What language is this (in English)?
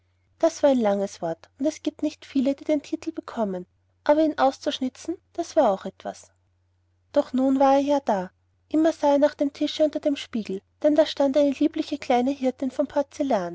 German